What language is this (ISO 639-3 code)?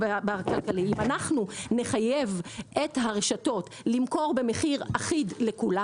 heb